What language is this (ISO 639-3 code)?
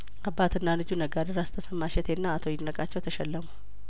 amh